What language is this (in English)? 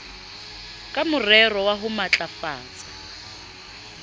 Southern Sotho